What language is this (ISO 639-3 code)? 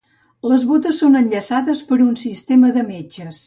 cat